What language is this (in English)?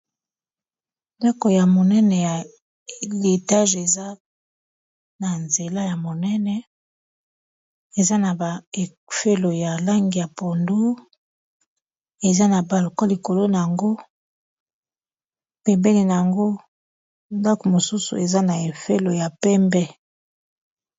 Lingala